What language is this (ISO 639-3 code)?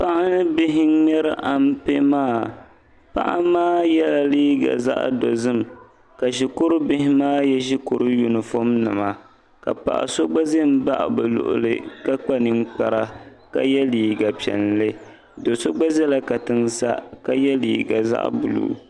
dag